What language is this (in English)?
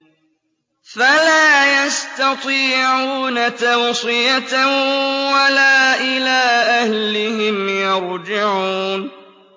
Arabic